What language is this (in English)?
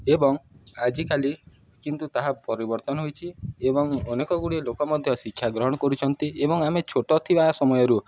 Odia